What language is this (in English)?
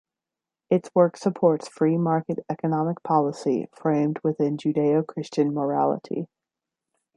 English